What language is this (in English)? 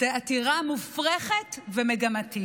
Hebrew